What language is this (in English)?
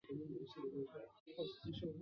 Chinese